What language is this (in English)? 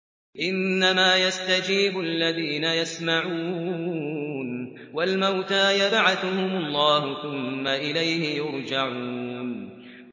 Arabic